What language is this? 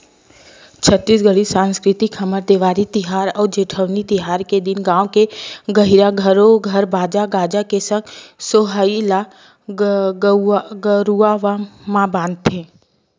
Chhattisgarhi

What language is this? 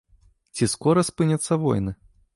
Belarusian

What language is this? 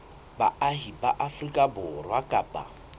Southern Sotho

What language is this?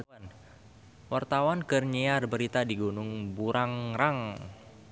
Sundanese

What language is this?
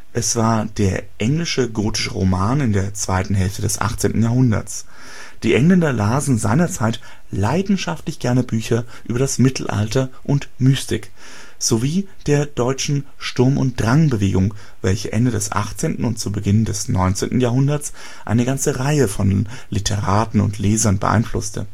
German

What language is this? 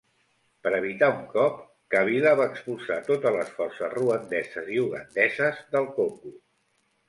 Catalan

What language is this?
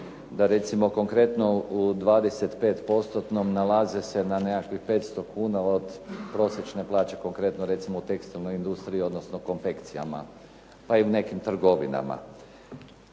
Croatian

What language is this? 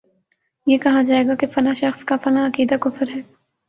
Urdu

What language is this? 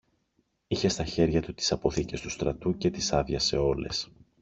Greek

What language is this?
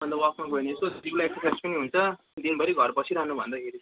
Nepali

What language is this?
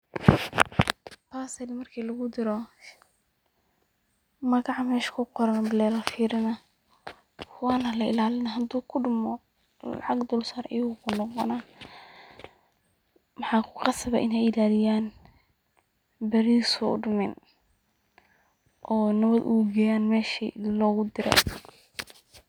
Somali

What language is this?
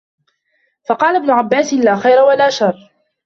Arabic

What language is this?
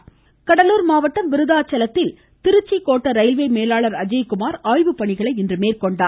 Tamil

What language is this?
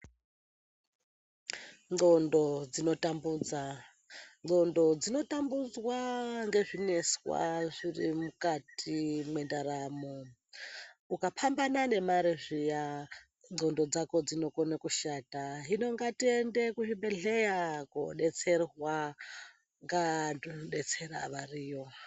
Ndau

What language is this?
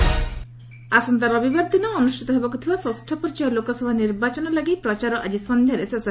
Odia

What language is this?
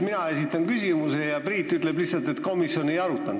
Estonian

